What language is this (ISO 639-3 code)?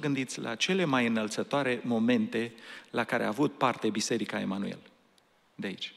ron